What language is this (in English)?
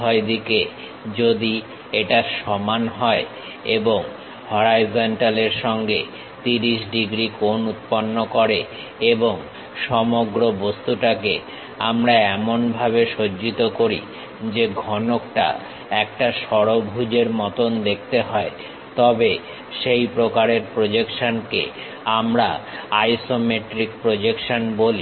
Bangla